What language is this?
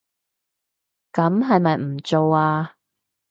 Cantonese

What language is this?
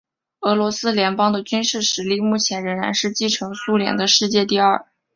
Chinese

